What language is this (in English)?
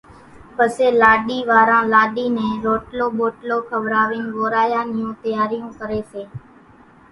Kachi Koli